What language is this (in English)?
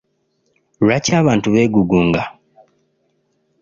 Ganda